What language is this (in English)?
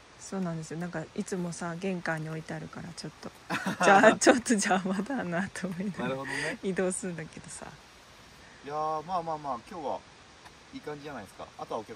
Japanese